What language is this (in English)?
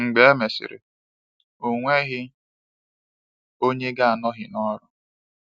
Igbo